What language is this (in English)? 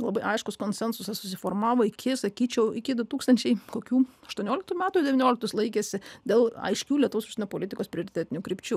Lithuanian